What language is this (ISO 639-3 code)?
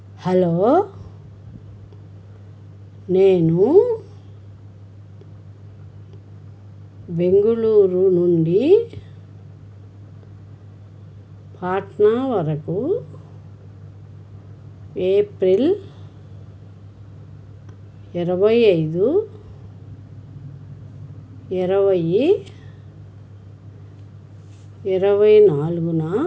tel